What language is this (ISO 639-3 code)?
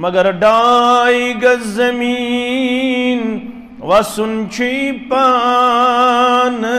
ron